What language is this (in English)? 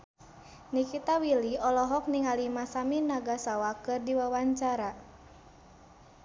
Sundanese